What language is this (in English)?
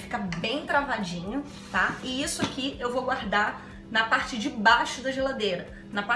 Portuguese